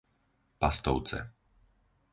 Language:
Slovak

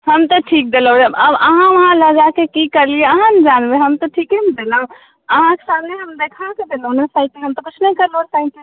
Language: Maithili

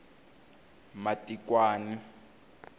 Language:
Tsonga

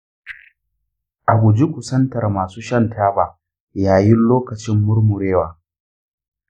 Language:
Hausa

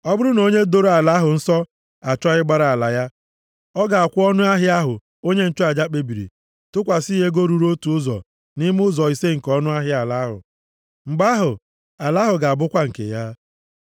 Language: Igbo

